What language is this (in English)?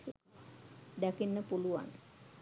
Sinhala